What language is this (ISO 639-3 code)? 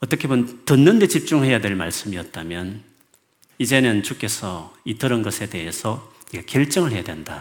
kor